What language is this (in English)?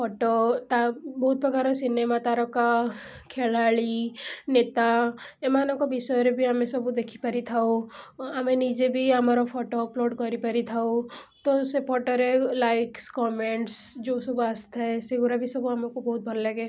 Odia